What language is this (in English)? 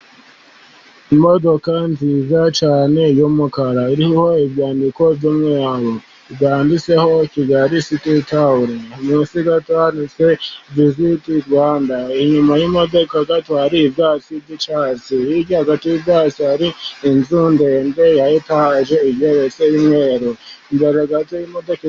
Kinyarwanda